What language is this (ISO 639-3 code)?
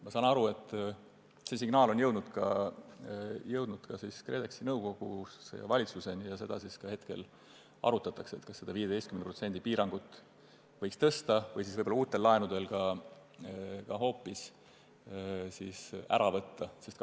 est